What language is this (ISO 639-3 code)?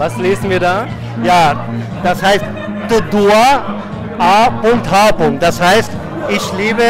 deu